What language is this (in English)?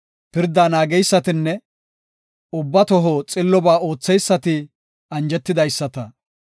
Gofa